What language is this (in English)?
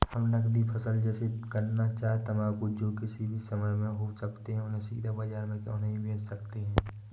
Hindi